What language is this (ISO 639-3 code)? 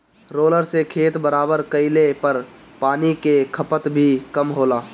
bho